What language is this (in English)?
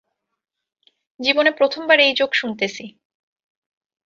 Bangla